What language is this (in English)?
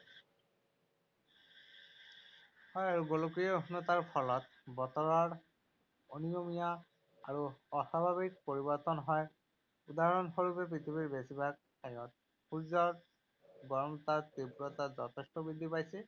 Assamese